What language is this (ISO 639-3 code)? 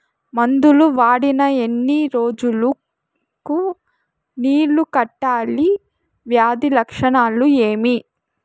tel